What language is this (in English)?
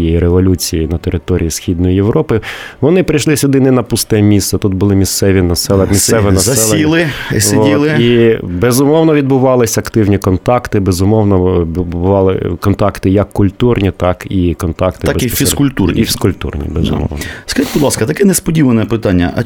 Ukrainian